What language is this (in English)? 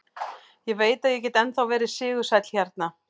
Icelandic